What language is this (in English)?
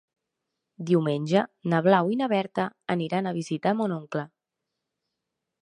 Catalan